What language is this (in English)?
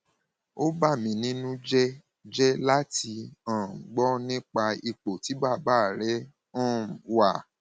Yoruba